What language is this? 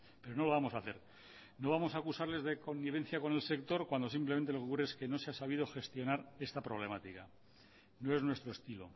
Spanish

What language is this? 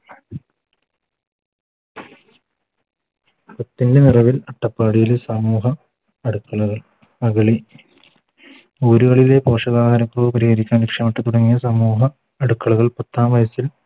Malayalam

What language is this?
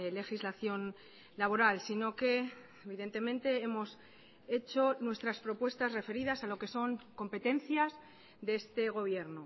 Spanish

